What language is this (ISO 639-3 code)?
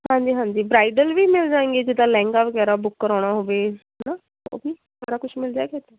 pan